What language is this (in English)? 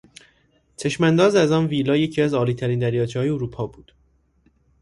Persian